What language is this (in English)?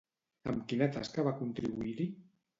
Catalan